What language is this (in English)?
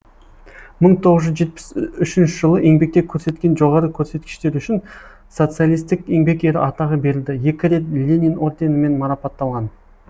Kazakh